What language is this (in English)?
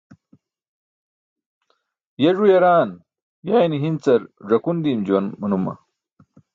Burushaski